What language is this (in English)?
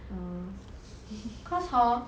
English